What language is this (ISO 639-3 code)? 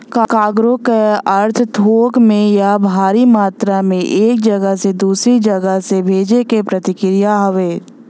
bho